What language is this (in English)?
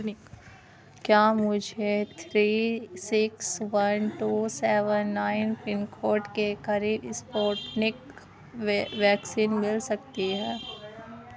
Urdu